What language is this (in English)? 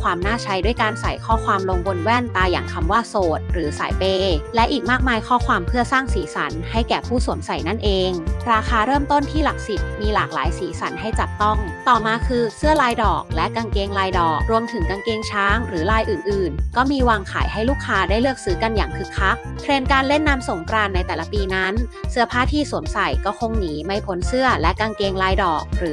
Thai